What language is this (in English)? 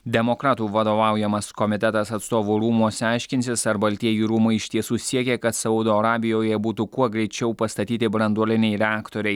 Lithuanian